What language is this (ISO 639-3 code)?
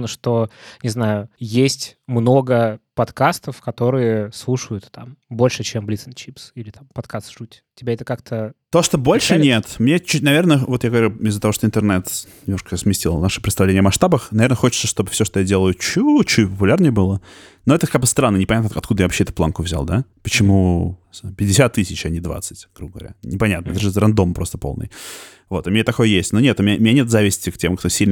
rus